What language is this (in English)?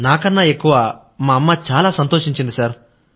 Telugu